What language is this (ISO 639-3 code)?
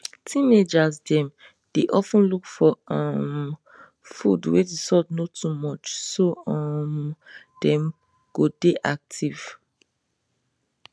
pcm